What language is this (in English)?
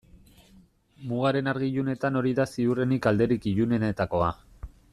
Basque